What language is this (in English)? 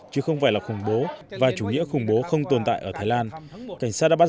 Vietnamese